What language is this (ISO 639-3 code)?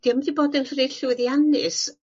cym